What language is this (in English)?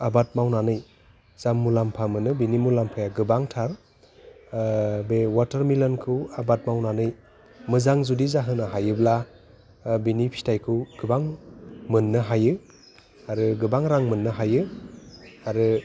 Bodo